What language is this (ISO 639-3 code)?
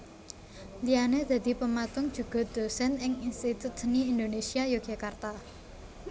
jav